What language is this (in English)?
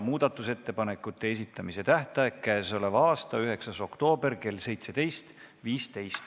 Estonian